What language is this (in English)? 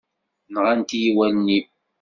Kabyle